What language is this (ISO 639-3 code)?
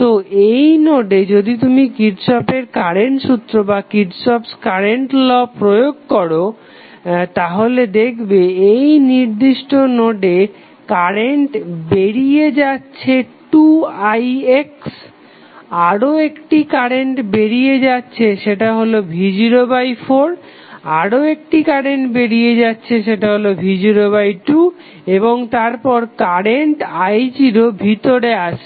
ben